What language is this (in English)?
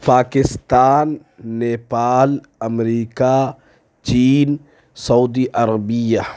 Urdu